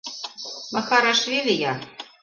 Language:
Mari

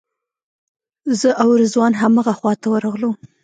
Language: Pashto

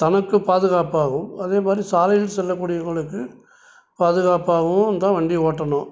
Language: Tamil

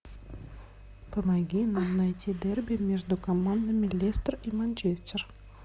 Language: Russian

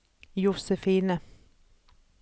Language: Norwegian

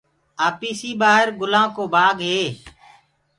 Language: Gurgula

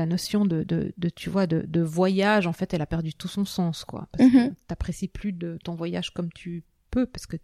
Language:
French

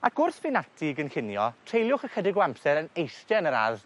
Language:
Welsh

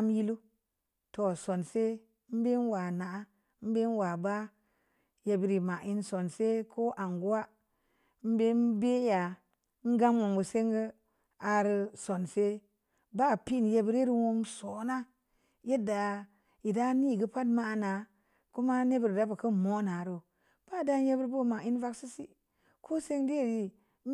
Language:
Samba Leko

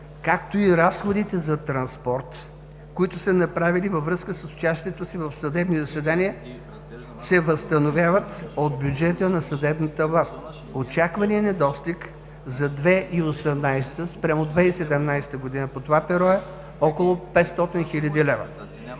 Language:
Bulgarian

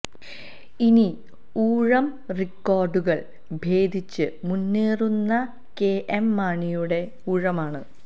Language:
Malayalam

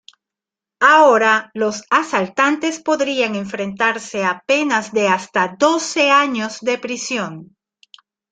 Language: Spanish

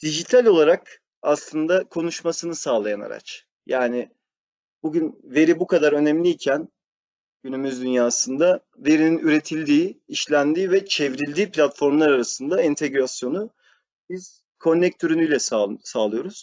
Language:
Turkish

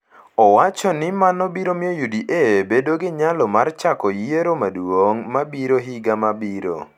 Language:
Luo (Kenya and Tanzania)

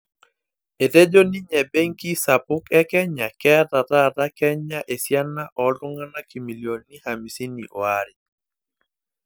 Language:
Masai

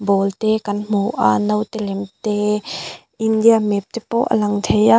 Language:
Mizo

